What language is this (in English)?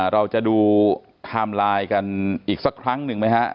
Thai